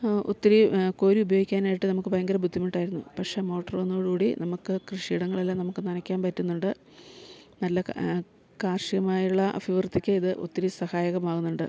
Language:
Malayalam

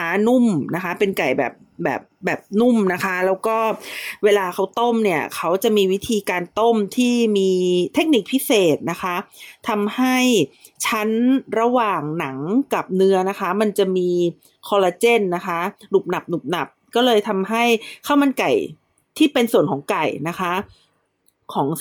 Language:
Thai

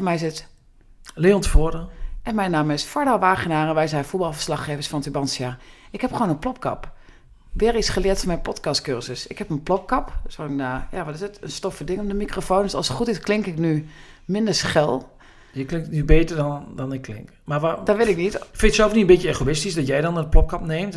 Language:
Dutch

